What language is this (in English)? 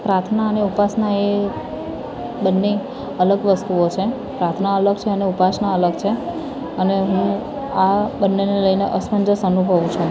Gujarati